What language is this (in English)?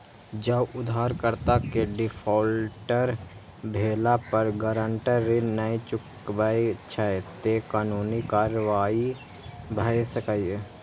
Maithili